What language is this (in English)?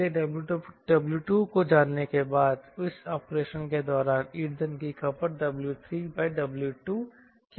Hindi